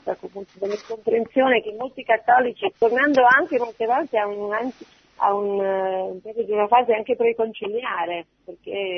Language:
Italian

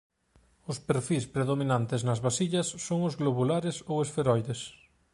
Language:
Galician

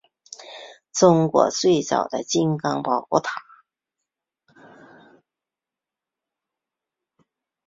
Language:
Chinese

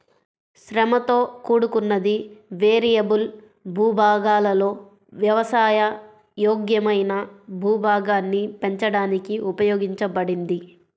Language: Telugu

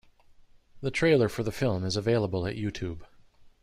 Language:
English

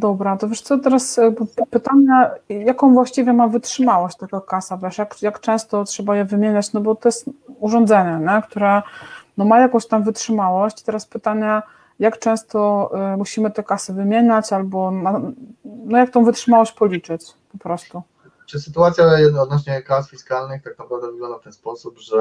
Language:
Polish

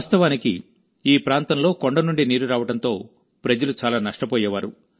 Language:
Telugu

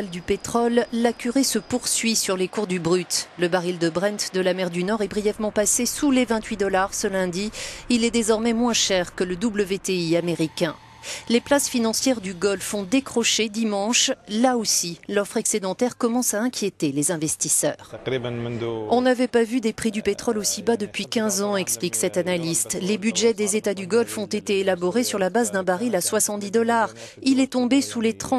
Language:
French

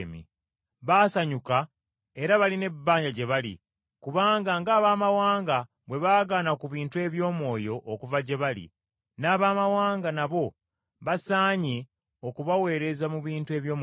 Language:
Ganda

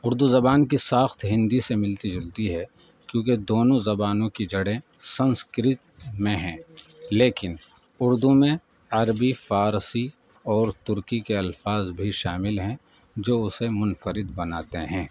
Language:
Urdu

